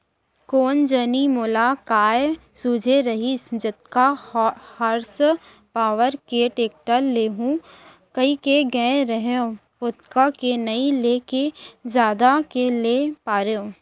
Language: Chhattisgarhi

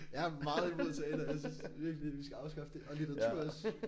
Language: Danish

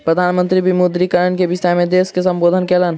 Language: Maithili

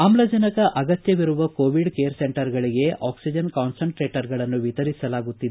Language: Kannada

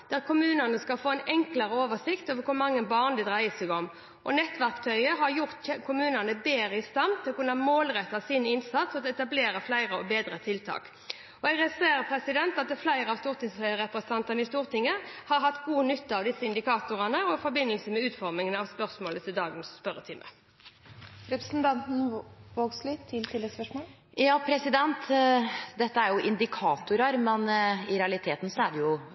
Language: Norwegian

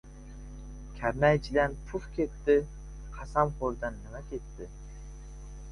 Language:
Uzbek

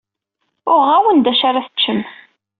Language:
Kabyle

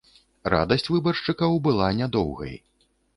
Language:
Belarusian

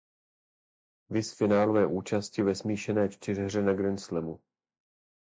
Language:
Czech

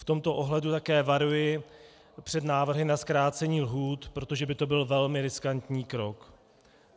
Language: Czech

